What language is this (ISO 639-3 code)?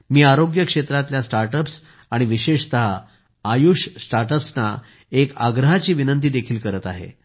mar